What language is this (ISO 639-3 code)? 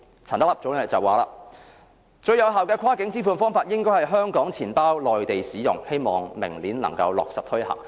yue